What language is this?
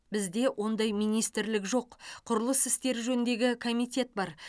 Kazakh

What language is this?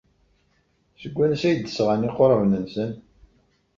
Kabyle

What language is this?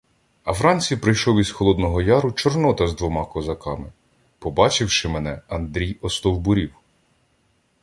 Ukrainian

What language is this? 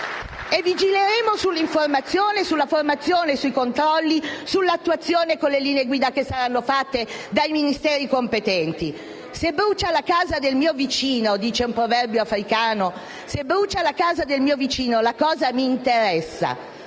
Italian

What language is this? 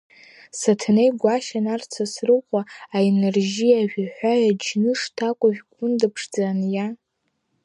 Abkhazian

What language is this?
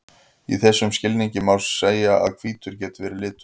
Icelandic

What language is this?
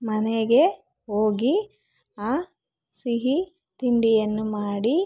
Kannada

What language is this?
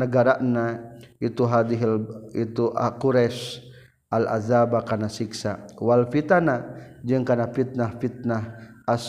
Malay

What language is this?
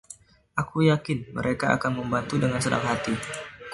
Indonesian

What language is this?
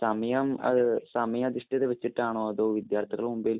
Malayalam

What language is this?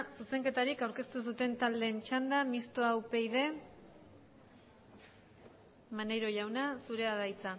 Basque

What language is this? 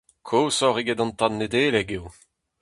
Breton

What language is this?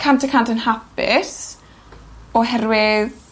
Welsh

